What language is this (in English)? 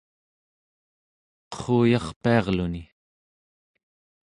Central Yupik